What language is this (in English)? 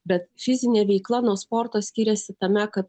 Lithuanian